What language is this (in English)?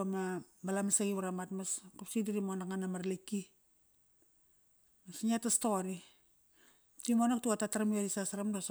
Kairak